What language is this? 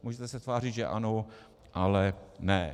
Czech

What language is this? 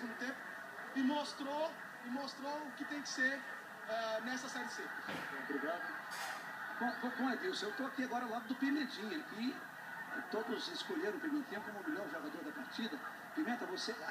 Portuguese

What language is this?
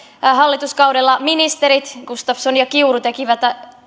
Finnish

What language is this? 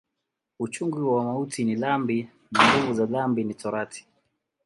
Swahili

